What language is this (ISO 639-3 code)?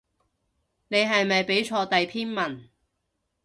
yue